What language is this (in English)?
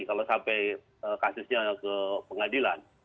Indonesian